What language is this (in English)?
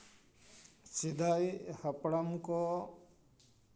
Santali